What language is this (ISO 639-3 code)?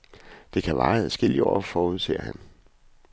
dan